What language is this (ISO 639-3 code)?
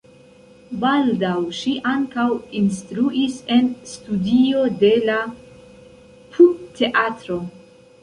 epo